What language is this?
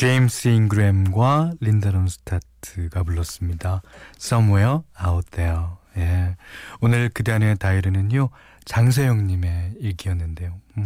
Korean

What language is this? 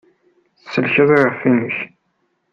Kabyle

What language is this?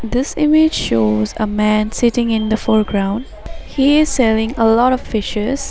English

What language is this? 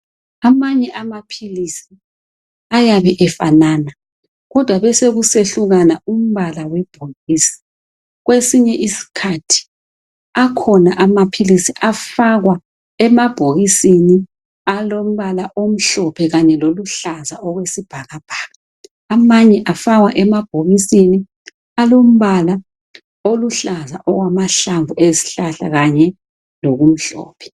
North Ndebele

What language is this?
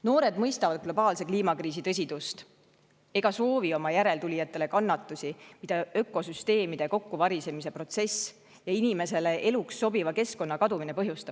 Estonian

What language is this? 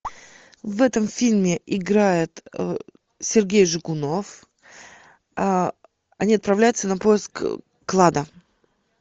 Russian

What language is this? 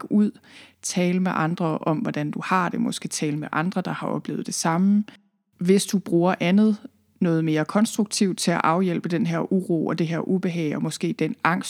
Danish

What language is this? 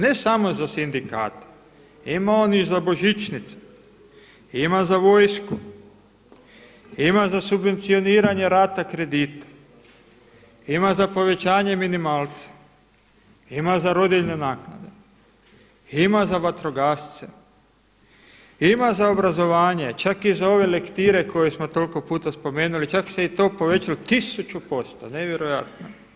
Croatian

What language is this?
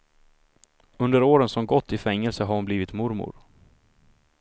Swedish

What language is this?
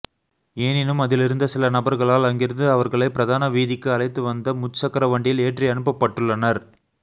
Tamil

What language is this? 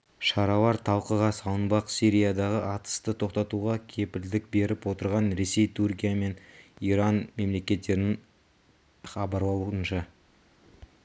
Kazakh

